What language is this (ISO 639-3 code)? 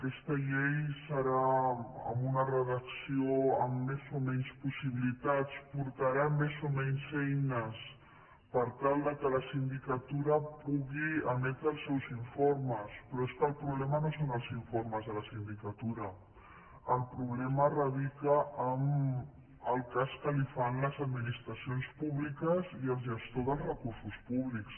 cat